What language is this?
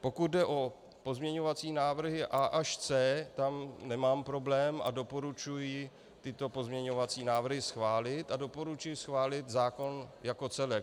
Czech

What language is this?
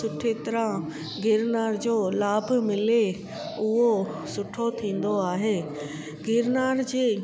Sindhi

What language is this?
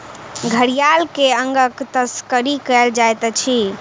Maithili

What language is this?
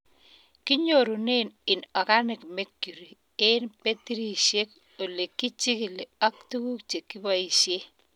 Kalenjin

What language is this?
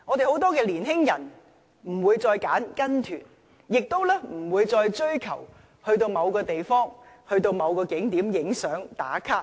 Cantonese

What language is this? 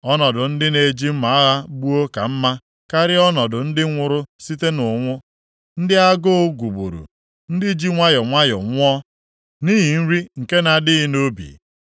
Igbo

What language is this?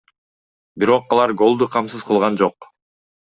Kyrgyz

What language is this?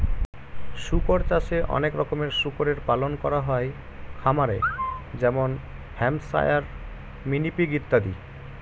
Bangla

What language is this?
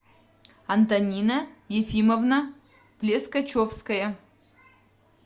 Russian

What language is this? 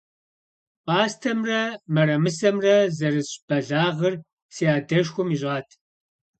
Kabardian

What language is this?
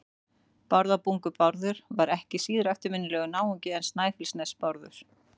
Icelandic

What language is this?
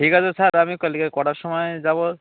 Bangla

